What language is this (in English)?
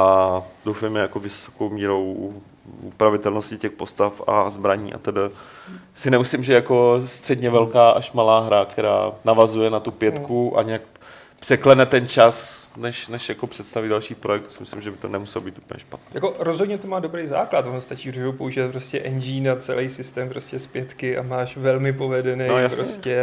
Czech